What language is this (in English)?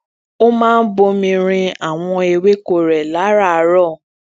Yoruba